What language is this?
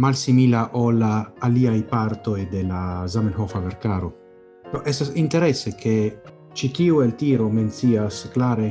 Italian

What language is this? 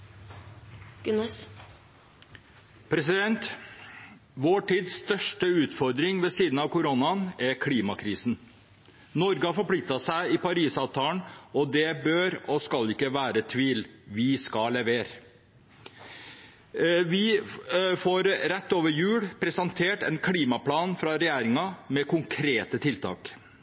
Norwegian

